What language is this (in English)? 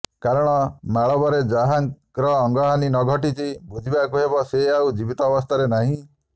Odia